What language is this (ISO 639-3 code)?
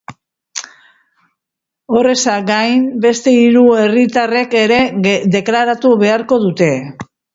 eus